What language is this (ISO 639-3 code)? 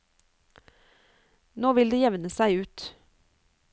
nor